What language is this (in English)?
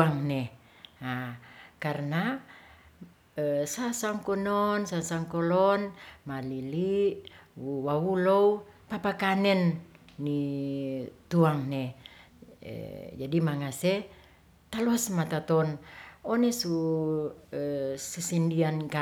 Ratahan